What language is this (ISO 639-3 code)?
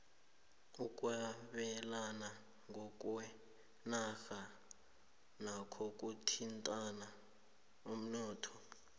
nbl